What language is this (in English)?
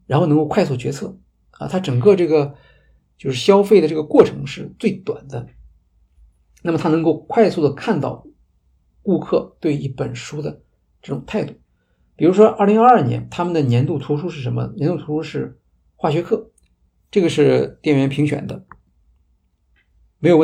Chinese